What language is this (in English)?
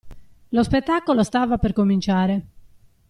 Italian